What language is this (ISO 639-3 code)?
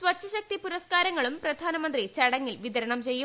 mal